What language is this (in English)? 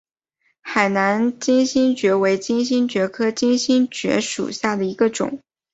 Chinese